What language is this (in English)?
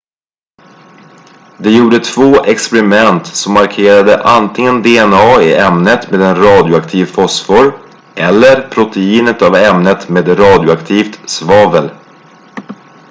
Swedish